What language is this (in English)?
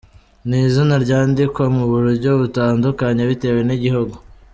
Kinyarwanda